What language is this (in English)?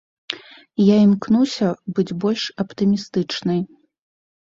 Belarusian